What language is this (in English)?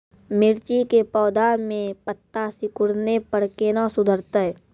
Maithili